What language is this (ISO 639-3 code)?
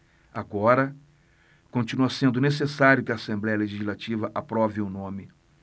por